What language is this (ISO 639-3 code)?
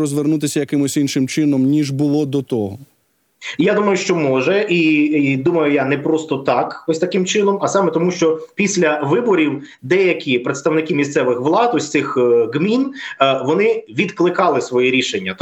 ukr